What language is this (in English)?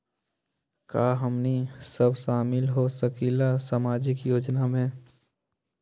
Magahi